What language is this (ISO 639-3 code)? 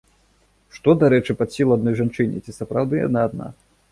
bel